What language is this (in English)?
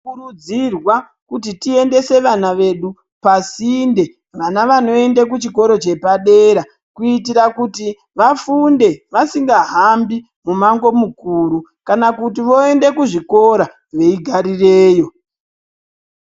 Ndau